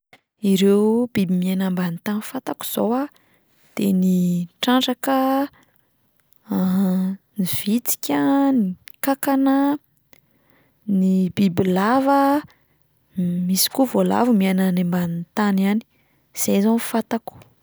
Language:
Malagasy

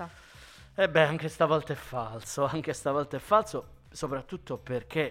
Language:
Italian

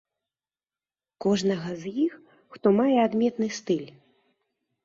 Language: Belarusian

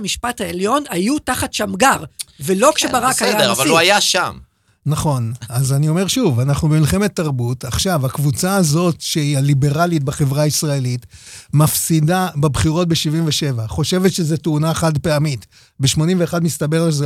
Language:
Hebrew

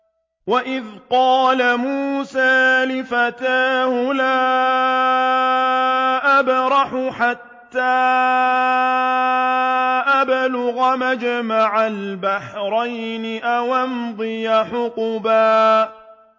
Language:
Arabic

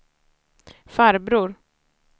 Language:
Swedish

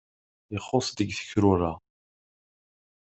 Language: Kabyle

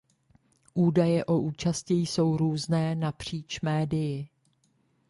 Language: Czech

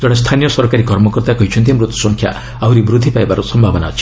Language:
Odia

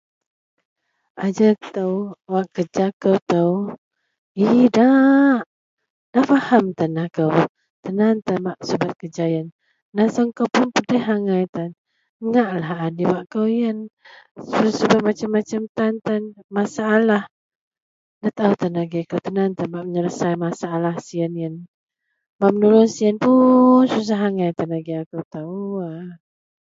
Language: Central Melanau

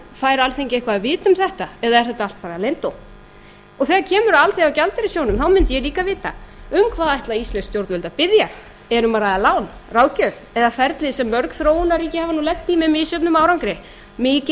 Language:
Icelandic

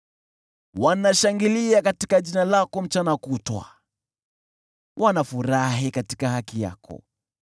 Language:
Swahili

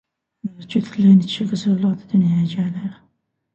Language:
Azerbaijani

